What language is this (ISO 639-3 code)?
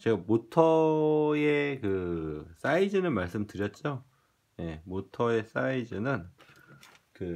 kor